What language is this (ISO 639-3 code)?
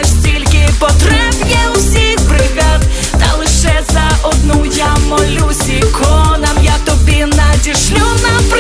ukr